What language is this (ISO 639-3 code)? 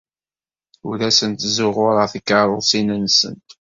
kab